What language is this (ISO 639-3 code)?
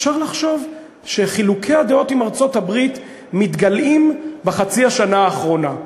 heb